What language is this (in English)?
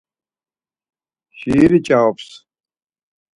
Laz